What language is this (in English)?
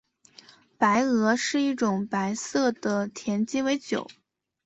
Chinese